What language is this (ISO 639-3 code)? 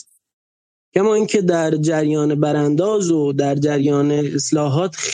fas